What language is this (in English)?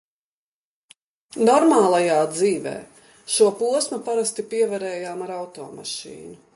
Latvian